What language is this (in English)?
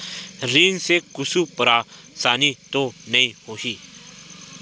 Chhattisgarhi